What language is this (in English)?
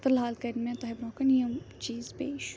Kashmiri